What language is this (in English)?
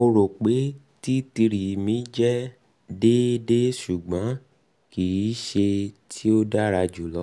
Yoruba